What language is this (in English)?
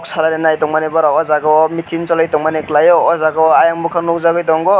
Kok Borok